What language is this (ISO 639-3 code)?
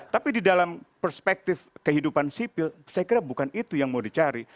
ind